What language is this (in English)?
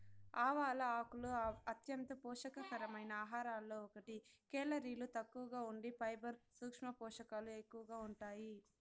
Telugu